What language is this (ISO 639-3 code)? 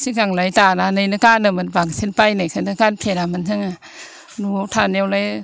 brx